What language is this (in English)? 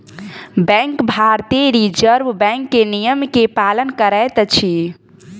Maithili